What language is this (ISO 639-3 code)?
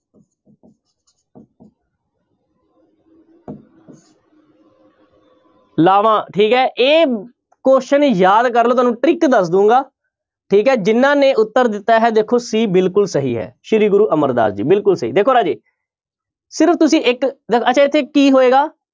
pan